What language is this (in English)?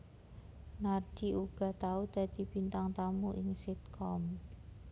Javanese